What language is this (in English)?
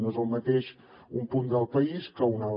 Catalan